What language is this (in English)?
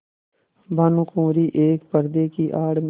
Hindi